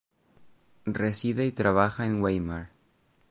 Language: Spanish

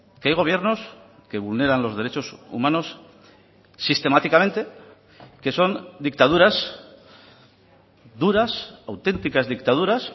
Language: Spanish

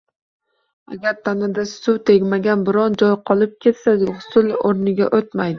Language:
Uzbek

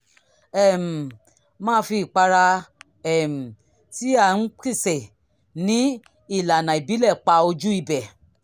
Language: Yoruba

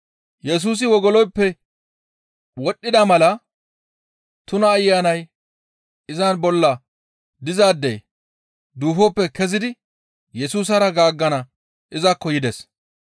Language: Gamo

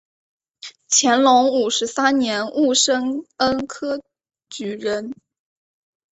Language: Chinese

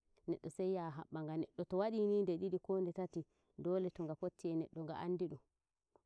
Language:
Nigerian Fulfulde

